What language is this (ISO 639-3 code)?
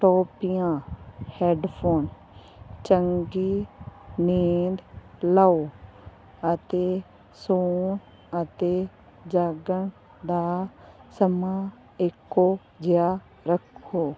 pan